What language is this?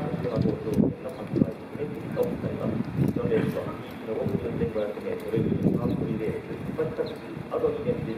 Japanese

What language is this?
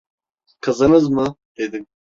Turkish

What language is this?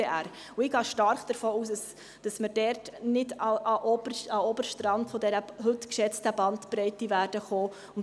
Swiss German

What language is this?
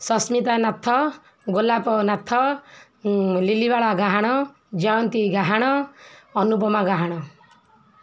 Odia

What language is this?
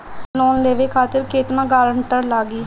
Bhojpuri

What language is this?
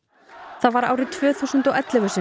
Icelandic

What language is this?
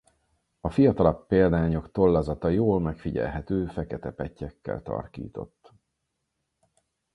Hungarian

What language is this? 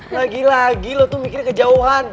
Indonesian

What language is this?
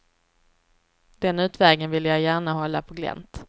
Swedish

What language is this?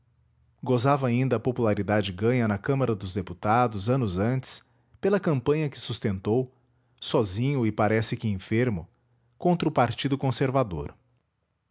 Portuguese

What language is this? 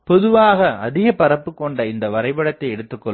Tamil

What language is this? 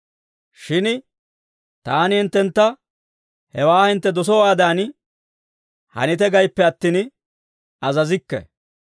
Dawro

